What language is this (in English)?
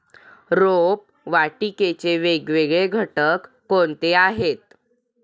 Marathi